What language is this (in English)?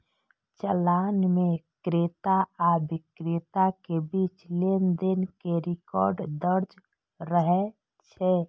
Maithili